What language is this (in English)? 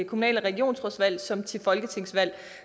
Danish